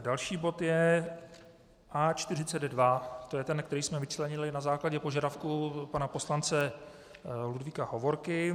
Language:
Czech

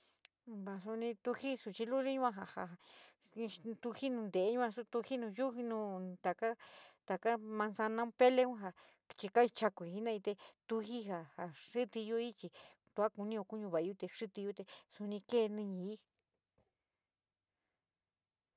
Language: San Miguel El Grande Mixtec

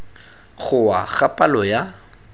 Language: Tswana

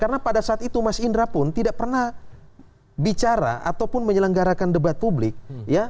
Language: Indonesian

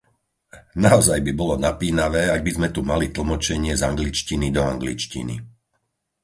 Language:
Slovak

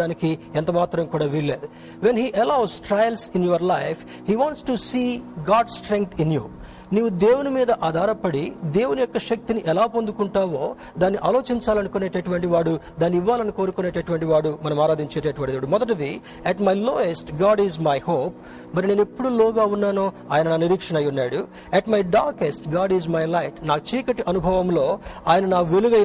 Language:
Telugu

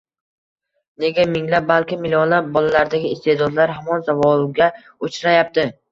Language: Uzbek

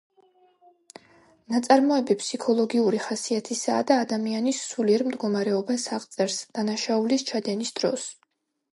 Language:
Georgian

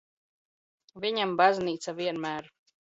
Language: Latvian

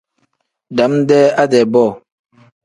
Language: Tem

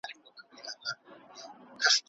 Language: Pashto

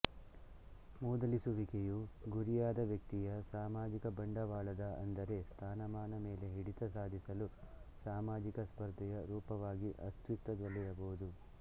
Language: Kannada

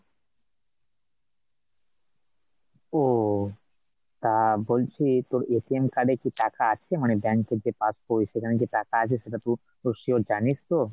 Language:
Bangla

